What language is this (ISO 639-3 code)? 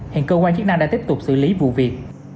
vie